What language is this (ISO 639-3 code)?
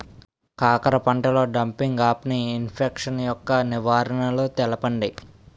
tel